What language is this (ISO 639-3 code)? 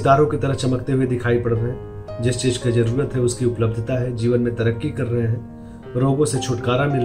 hin